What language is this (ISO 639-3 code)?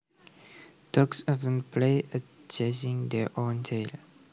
jav